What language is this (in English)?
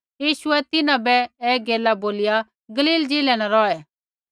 Kullu Pahari